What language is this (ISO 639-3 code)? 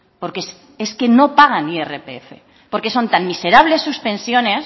spa